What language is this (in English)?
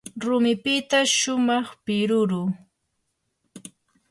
Yanahuanca Pasco Quechua